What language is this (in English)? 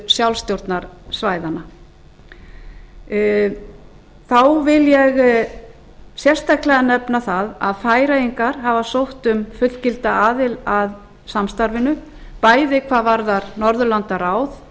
Icelandic